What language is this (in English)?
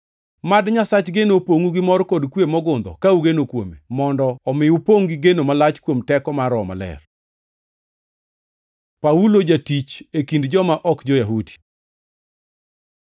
Luo (Kenya and Tanzania)